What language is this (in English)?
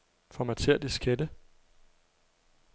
Danish